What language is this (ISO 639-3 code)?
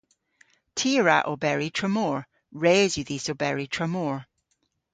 cor